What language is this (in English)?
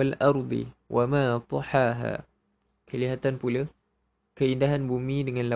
Malay